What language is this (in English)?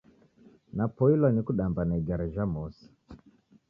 Taita